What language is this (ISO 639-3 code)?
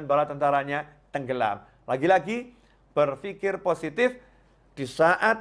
ind